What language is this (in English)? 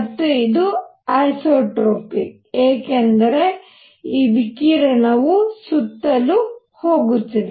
Kannada